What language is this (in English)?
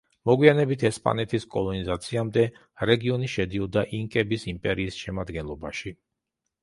Georgian